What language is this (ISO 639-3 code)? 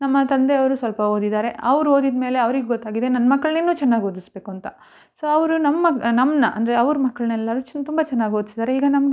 kan